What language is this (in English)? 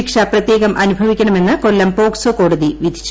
Malayalam